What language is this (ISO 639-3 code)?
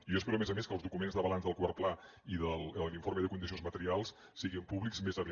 cat